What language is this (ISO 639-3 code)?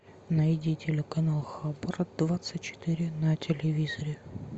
rus